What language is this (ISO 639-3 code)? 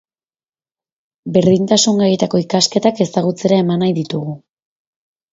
eus